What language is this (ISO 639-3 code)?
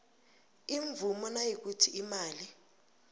nbl